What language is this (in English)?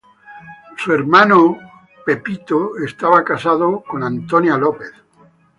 Spanish